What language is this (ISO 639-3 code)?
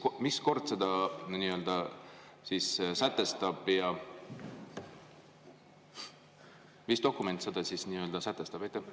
est